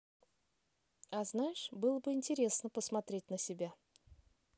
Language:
Russian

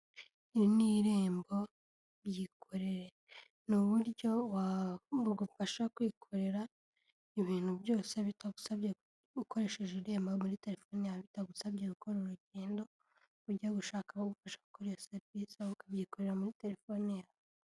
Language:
Kinyarwanda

